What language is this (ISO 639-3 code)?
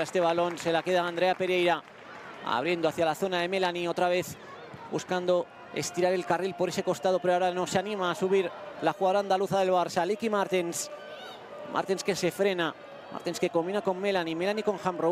spa